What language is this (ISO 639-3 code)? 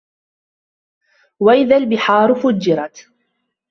ara